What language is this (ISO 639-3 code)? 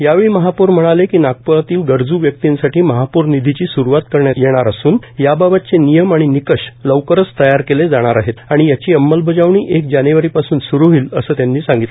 mar